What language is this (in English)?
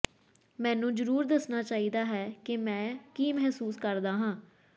Punjabi